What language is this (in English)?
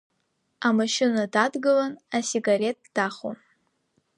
Abkhazian